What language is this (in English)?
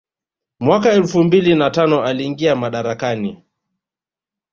Swahili